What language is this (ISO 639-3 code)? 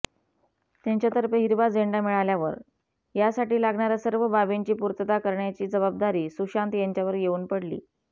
mar